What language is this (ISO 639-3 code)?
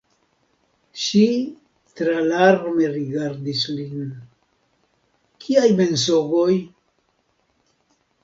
epo